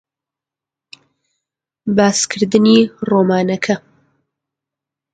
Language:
Central Kurdish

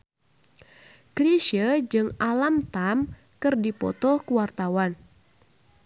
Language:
Sundanese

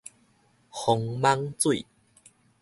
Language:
Min Nan Chinese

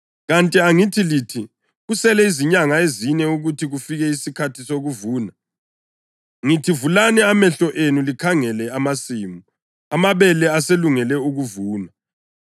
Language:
North Ndebele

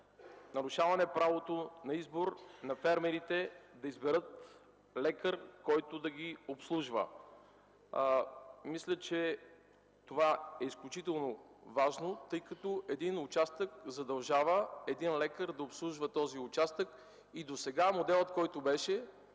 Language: Bulgarian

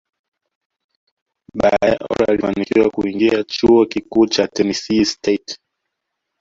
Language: Swahili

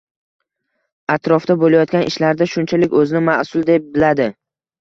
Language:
Uzbek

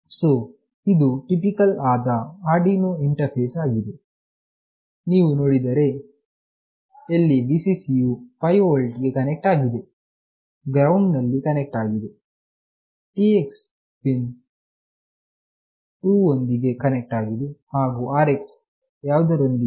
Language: Kannada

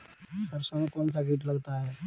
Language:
Hindi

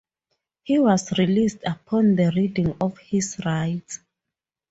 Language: English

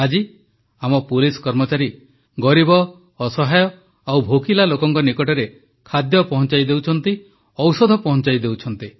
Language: Odia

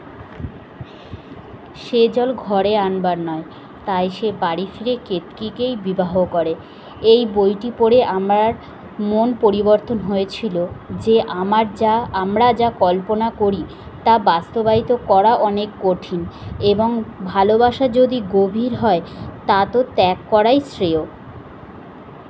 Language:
Bangla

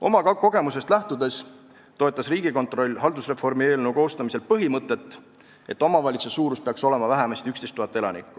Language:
Estonian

